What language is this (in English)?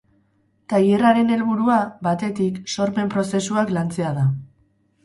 Basque